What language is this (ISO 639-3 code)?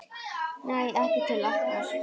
isl